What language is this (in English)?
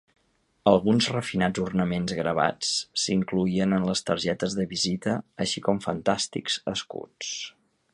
Catalan